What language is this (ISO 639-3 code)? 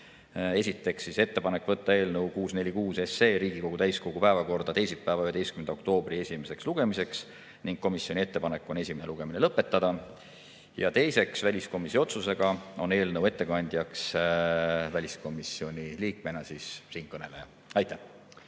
est